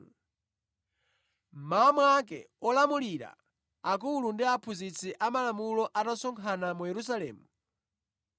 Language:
Nyanja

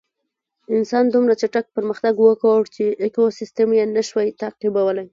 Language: Pashto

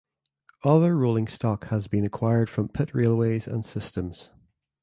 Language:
English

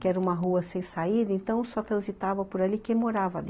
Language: Portuguese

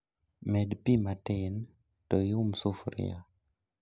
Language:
Luo (Kenya and Tanzania)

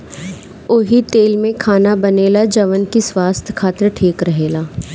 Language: Bhojpuri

